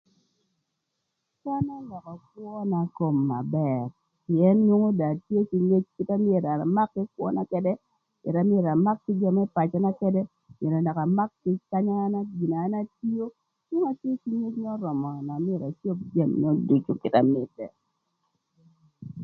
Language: Thur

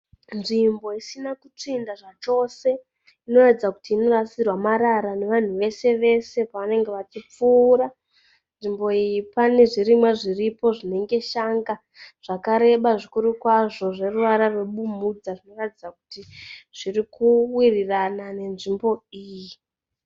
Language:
Shona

